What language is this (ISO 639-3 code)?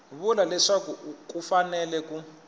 tso